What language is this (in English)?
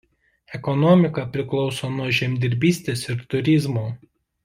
Lithuanian